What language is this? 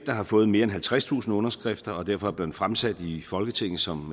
Danish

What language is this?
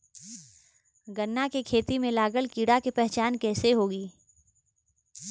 Bhojpuri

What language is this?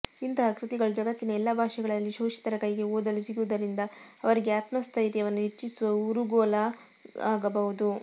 Kannada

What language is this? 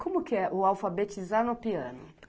Portuguese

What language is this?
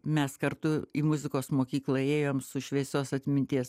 Lithuanian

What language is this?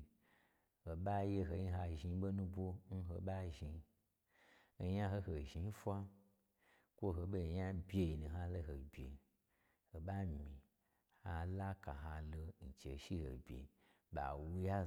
Gbagyi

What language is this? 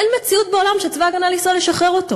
Hebrew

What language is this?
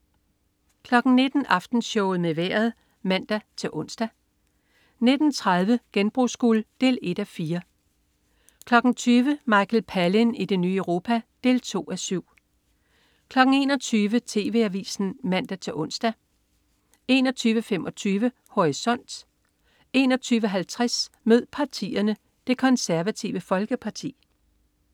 Danish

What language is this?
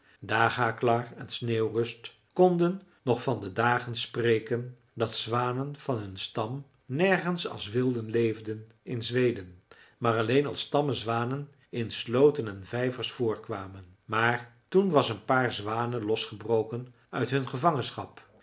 Dutch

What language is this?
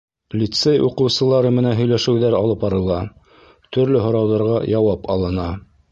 Bashkir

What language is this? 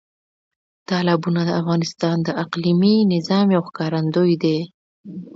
Pashto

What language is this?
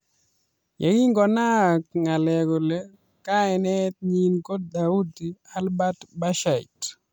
Kalenjin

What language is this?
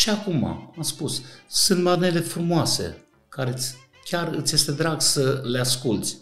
Romanian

